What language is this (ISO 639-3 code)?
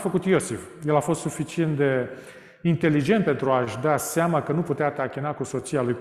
ron